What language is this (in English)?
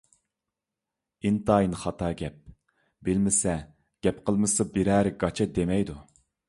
Uyghur